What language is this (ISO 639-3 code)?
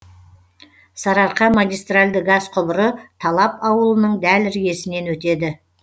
kaz